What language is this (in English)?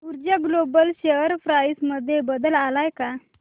Marathi